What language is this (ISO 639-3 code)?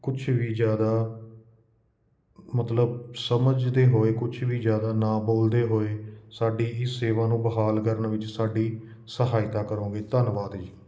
pan